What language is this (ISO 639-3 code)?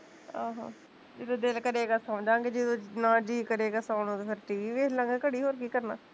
pan